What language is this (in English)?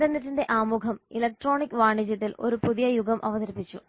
Malayalam